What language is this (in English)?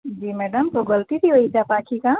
Sindhi